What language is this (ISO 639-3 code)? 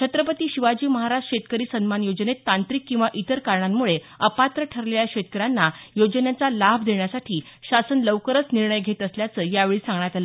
mar